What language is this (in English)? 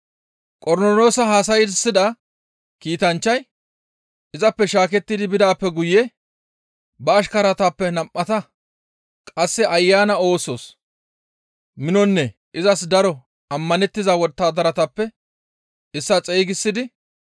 Gamo